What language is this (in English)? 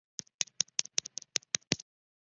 Chinese